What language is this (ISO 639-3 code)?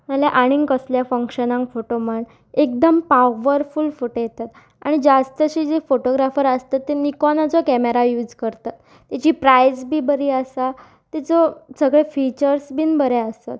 kok